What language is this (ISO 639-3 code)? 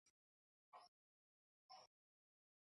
cat